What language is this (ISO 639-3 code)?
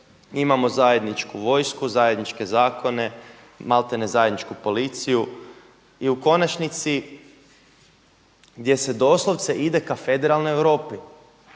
hrv